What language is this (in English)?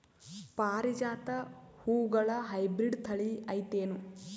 Kannada